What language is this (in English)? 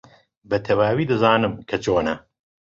Central Kurdish